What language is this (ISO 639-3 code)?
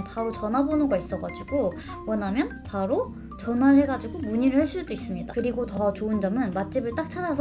kor